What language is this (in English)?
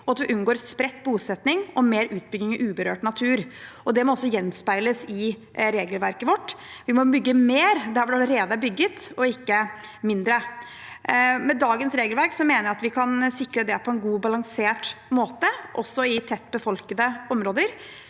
Norwegian